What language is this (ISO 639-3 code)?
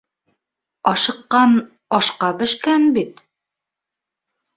bak